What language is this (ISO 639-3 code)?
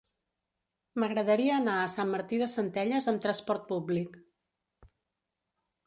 cat